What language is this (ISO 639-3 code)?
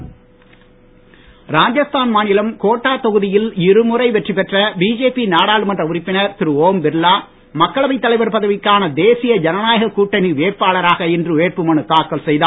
tam